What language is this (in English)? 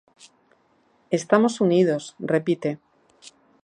Galician